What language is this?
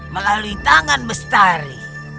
Indonesian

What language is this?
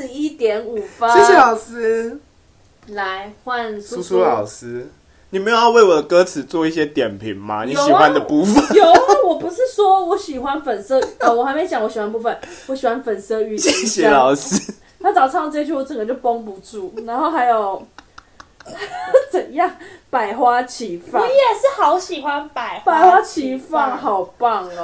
Chinese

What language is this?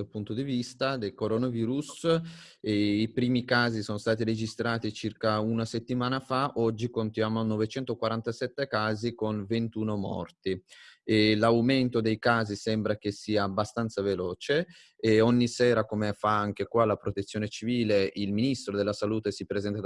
Italian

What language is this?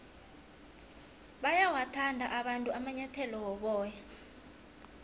South Ndebele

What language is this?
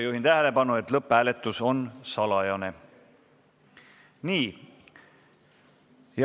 Estonian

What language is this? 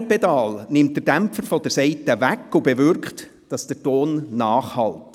Swiss German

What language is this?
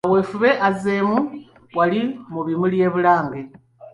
Ganda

